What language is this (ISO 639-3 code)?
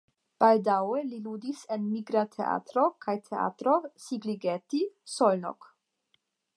epo